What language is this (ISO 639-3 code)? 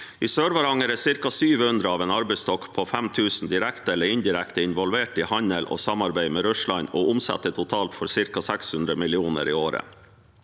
nor